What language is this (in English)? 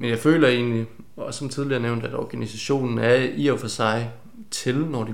Danish